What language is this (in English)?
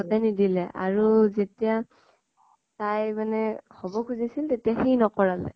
Assamese